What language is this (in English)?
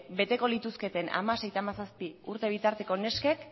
Basque